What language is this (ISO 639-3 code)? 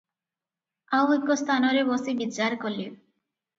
ori